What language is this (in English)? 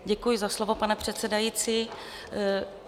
Czech